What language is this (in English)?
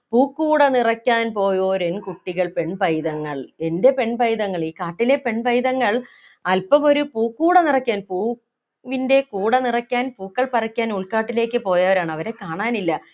Malayalam